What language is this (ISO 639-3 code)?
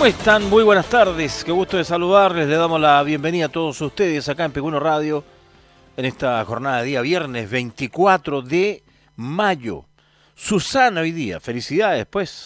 spa